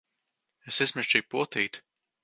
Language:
Latvian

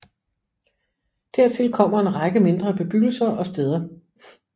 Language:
Danish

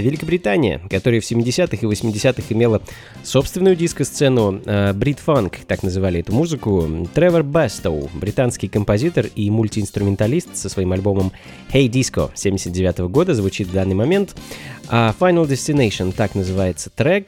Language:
Russian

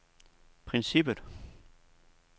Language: Danish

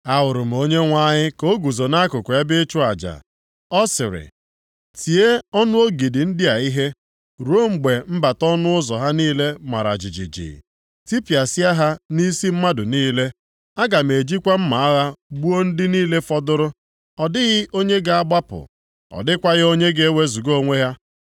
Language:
Igbo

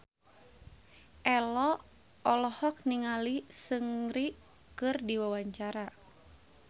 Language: Sundanese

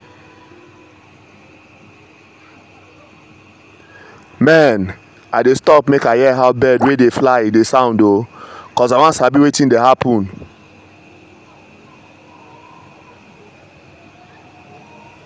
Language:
Nigerian Pidgin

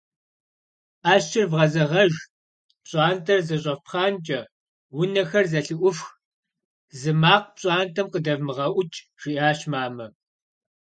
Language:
Kabardian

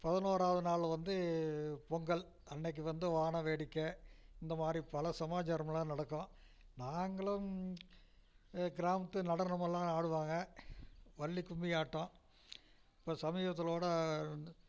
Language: Tamil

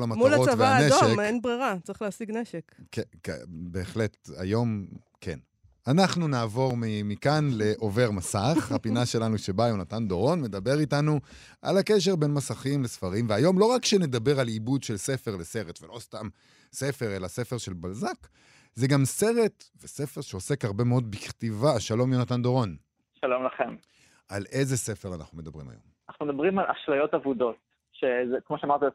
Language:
Hebrew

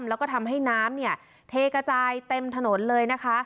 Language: Thai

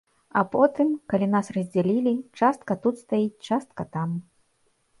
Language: Belarusian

